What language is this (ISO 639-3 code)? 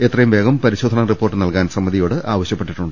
mal